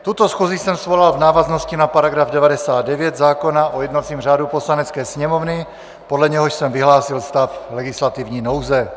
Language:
Czech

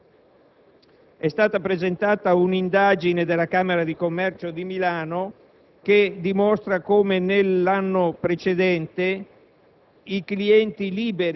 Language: Italian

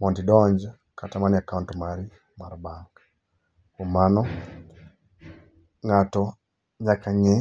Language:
Luo (Kenya and Tanzania)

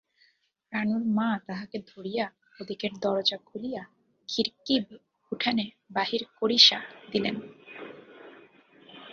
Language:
Bangla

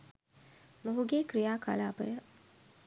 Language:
Sinhala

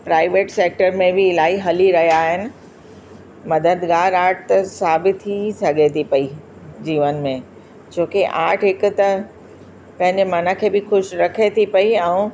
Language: Sindhi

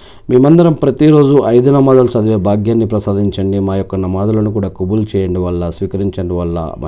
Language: Telugu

